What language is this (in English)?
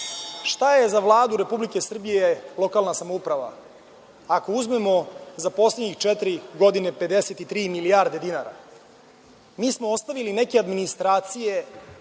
Serbian